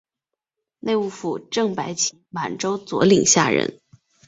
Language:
Chinese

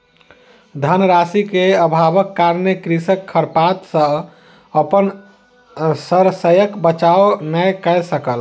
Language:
Maithili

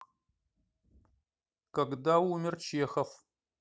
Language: Russian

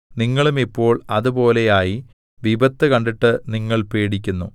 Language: Malayalam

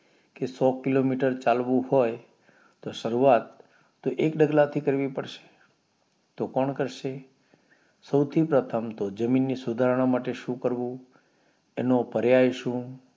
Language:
Gujarati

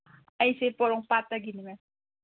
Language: Manipuri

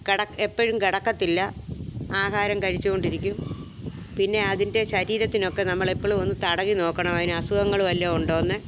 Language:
Malayalam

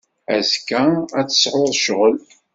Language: Kabyle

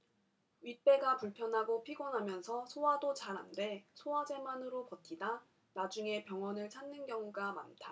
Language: Korean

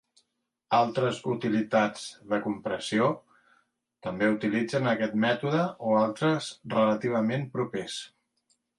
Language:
Catalan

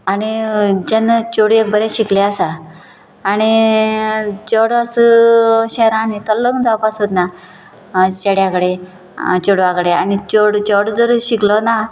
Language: Konkani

